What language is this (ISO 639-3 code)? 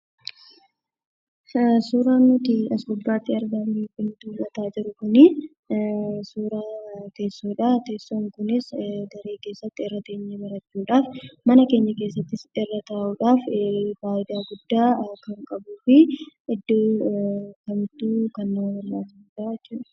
orm